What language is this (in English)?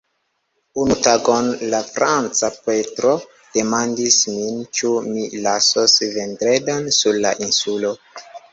Esperanto